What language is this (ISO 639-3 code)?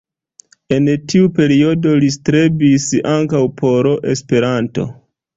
epo